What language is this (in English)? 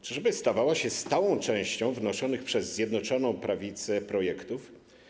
Polish